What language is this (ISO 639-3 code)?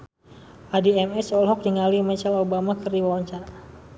sun